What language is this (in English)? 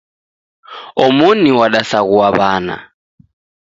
Taita